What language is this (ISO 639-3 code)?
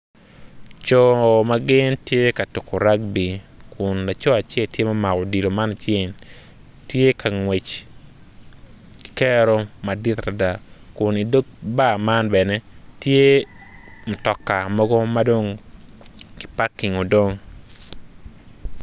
ach